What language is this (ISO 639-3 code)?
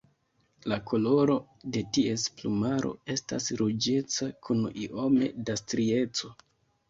epo